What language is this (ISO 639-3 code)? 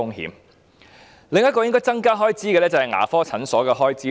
yue